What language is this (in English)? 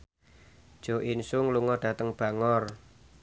Javanese